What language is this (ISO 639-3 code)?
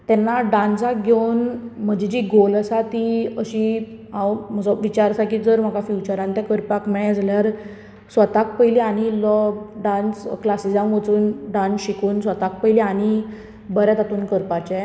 kok